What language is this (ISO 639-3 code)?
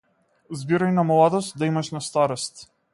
mkd